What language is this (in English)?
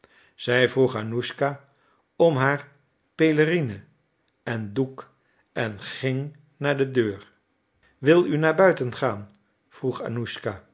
Dutch